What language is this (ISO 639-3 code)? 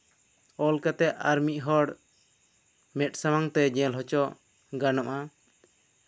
sat